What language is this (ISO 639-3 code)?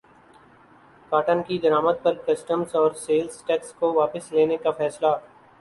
urd